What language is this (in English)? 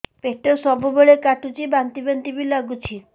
Odia